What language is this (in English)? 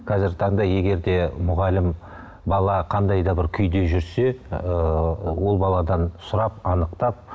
Kazakh